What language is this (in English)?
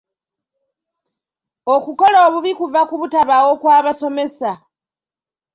Ganda